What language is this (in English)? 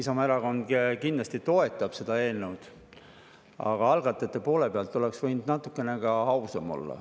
Estonian